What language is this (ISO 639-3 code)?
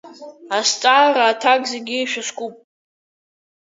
abk